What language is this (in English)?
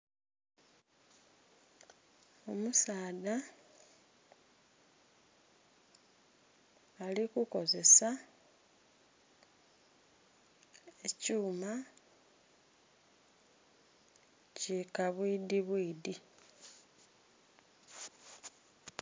Soga